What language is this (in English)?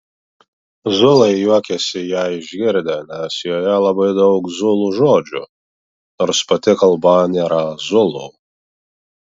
Lithuanian